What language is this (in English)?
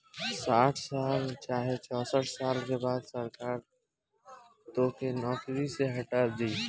Bhojpuri